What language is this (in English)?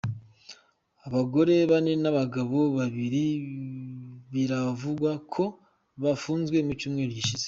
Kinyarwanda